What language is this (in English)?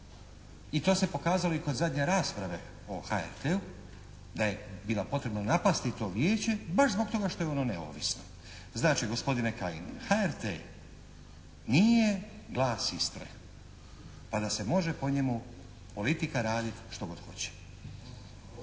Croatian